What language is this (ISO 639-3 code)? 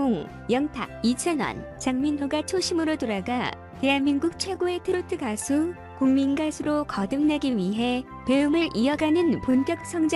kor